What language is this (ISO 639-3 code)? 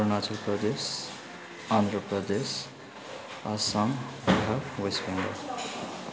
nep